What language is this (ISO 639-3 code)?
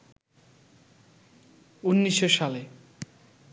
ben